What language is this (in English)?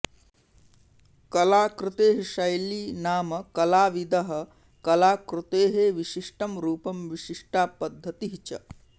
Sanskrit